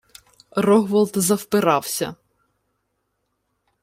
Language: Ukrainian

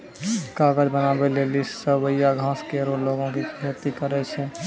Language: Maithili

